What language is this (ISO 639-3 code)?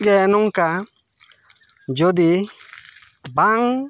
sat